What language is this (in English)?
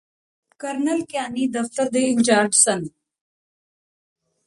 Punjabi